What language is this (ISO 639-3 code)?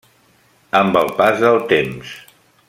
cat